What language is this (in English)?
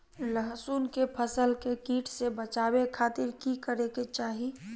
Magahi